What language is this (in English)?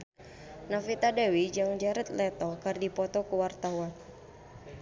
Sundanese